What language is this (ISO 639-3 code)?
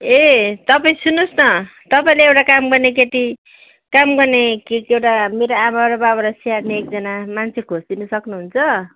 nep